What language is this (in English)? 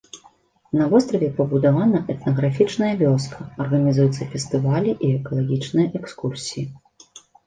Belarusian